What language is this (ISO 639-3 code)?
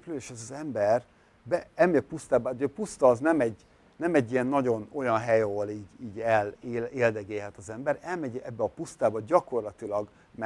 hun